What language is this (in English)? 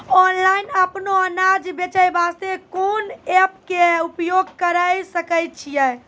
Maithili